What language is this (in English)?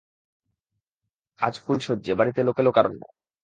Bangla